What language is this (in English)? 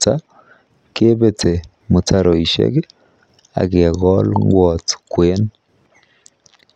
Kalenjin